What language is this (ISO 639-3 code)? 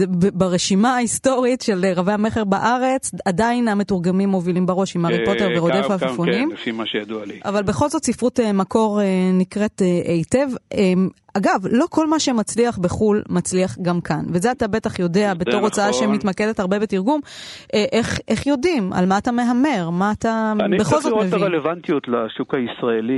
heb